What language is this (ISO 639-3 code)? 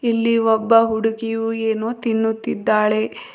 kan